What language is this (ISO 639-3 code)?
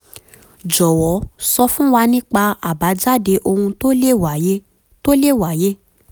yor